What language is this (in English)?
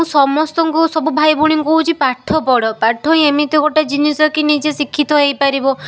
Odia